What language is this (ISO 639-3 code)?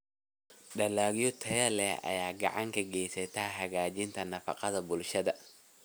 som